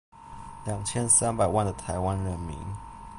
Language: Chinese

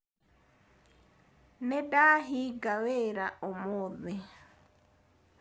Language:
Kikuyu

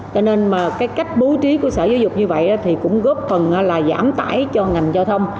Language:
Vietnamese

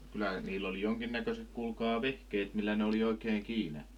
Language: Finnish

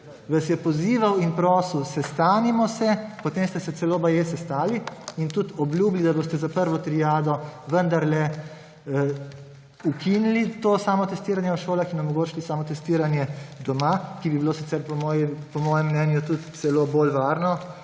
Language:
Slovenian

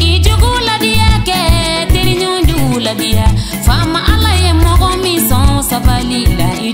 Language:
Indonesian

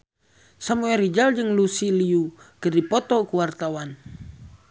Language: Sundanese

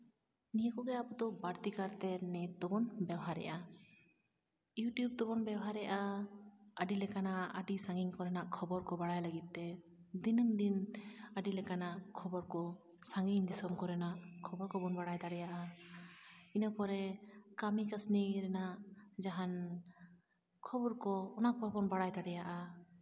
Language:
Santali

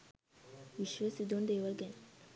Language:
Sinhala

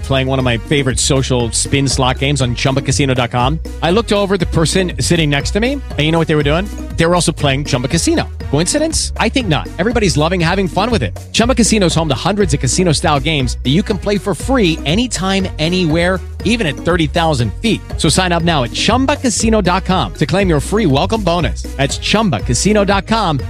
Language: Italian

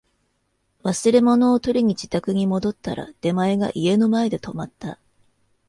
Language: Japanese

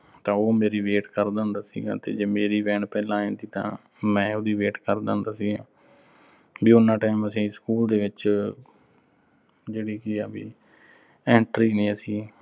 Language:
Punjabi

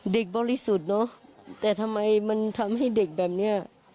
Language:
Thai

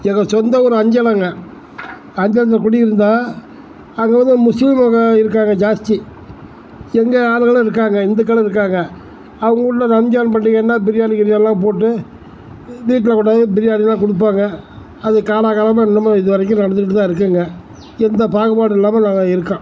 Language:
Tamil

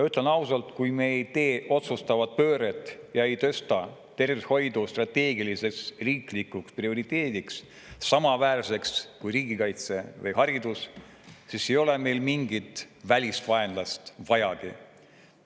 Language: Estonian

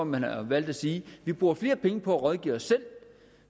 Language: Danish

